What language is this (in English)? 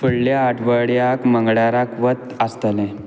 Konkani